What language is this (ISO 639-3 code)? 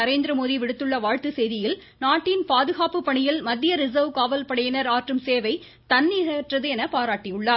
tam